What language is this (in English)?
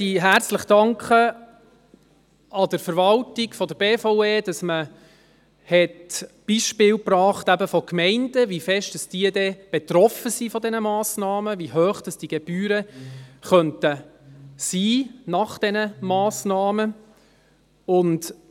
Swiss German